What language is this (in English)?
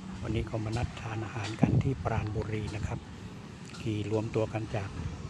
Thai